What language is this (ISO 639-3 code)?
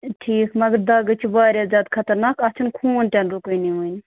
kas